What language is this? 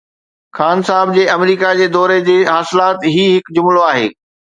Sindhi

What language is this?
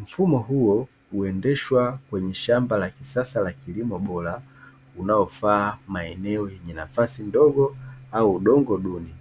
Swahili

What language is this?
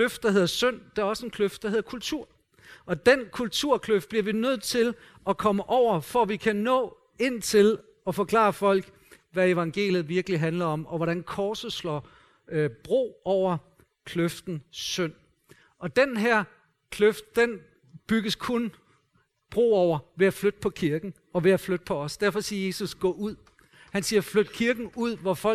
Danish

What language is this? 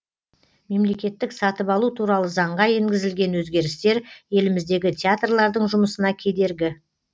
Kazakh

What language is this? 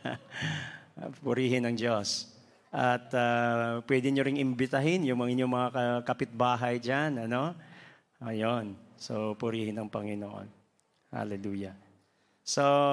Filipino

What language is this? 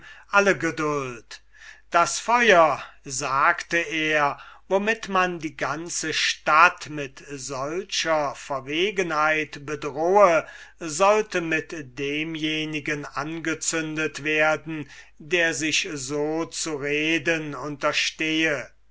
German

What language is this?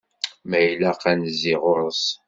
Kabyle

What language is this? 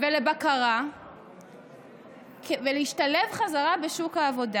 Hebrew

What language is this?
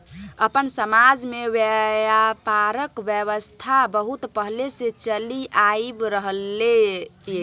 Maithili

